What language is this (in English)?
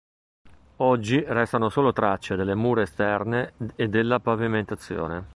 Italian